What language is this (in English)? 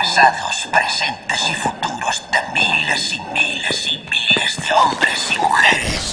Spanish